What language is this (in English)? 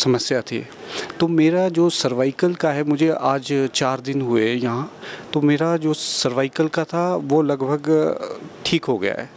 Hindi